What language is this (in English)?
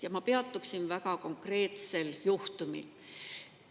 Estonian